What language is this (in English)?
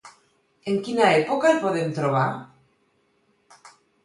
Catalan